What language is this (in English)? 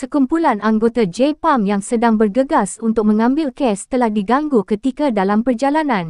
Malay